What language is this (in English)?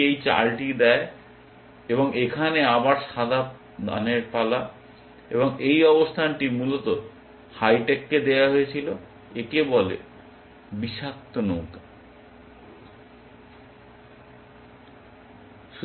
Bangla